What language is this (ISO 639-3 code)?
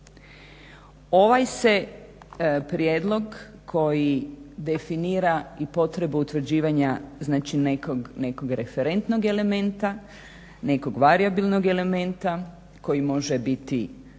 hrv